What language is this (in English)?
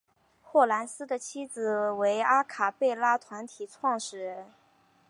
Chinese